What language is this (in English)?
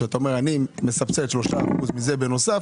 Hebrew